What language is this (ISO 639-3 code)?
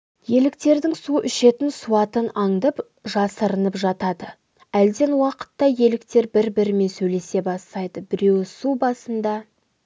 kaz